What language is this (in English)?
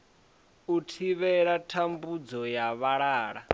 Venda